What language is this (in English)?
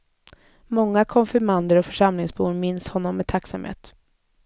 Swedish